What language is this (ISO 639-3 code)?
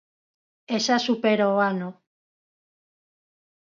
glg